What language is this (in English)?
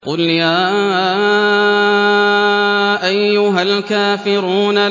Arabic